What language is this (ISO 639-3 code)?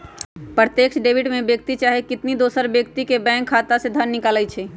mag